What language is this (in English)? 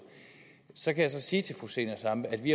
Danish